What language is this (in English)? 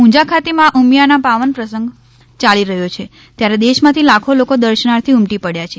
Gujarati